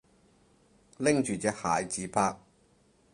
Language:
Cantonese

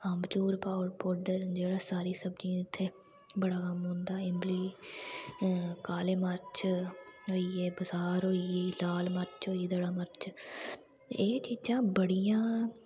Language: Dogri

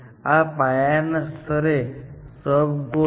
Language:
Gujarati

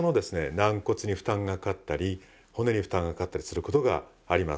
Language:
Japanese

